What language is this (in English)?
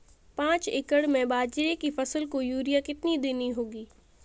Hindi